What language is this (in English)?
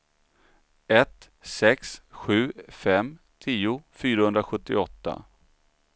Swedish